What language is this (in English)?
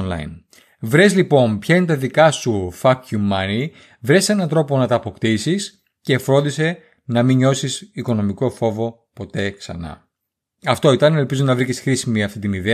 Greek